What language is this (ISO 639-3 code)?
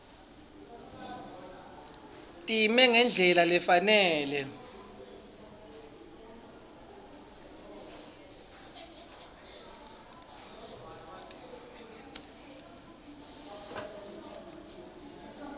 ssw